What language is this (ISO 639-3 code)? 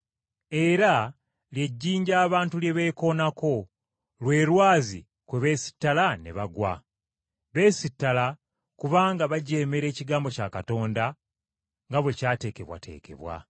lug